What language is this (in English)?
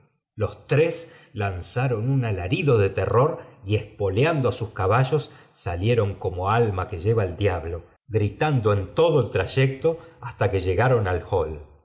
Spanish